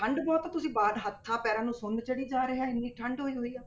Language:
Punjabi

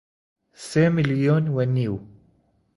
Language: Central Kurdish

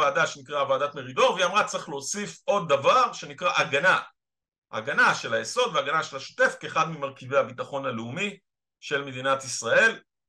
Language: Hebrew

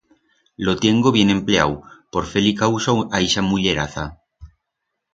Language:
Aragonese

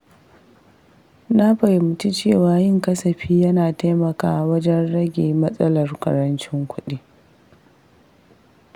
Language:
Hausa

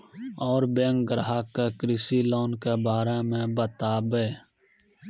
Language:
Maithili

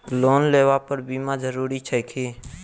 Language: Maithili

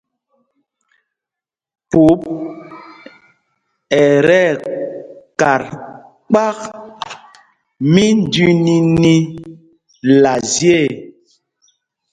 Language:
Mpumpong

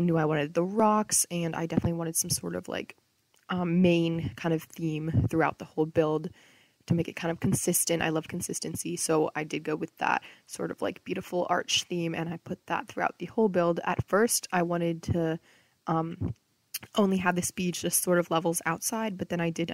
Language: English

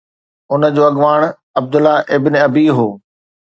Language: Sindhi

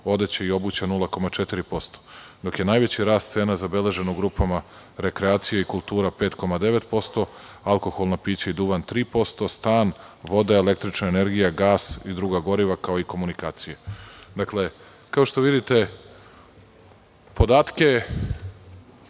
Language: Serbian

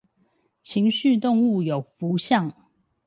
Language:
Chinese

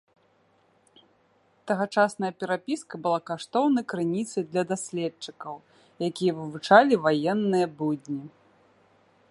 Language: Belarusian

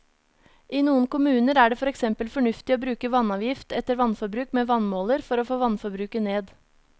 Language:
Norwegian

